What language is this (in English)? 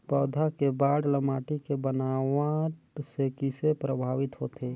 Chhattisgarhi